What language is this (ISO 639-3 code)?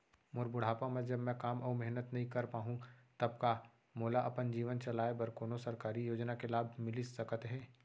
hne